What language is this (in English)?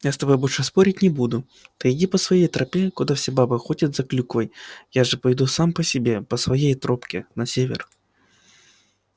Russian